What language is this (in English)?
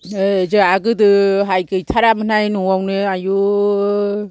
Bodo